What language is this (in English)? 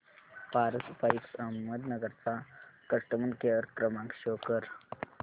Marathi